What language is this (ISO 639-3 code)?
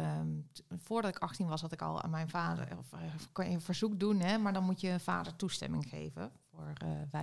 nld